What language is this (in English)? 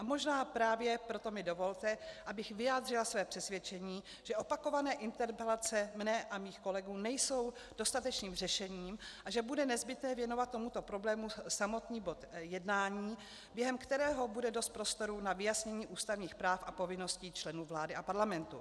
Czech